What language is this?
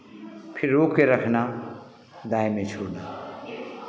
Hindi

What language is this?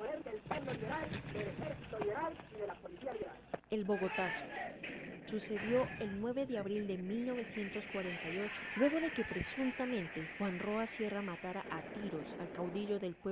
Spanish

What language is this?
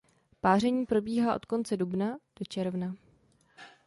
Czech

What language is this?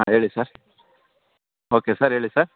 Kannada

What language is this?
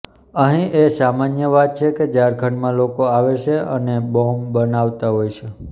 Gujarati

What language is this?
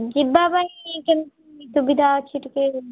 Odia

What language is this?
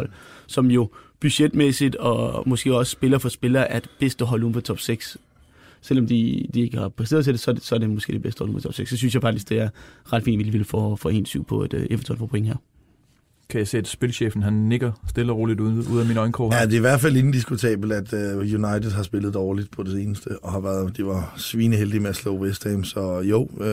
Danish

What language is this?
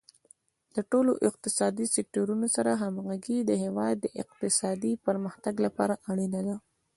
Pashto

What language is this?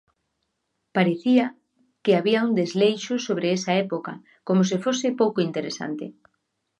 Galician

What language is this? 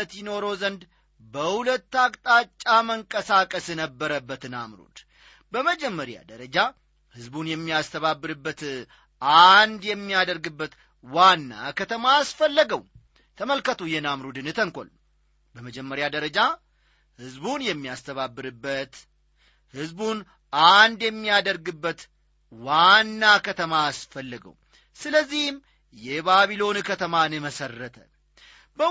Amharic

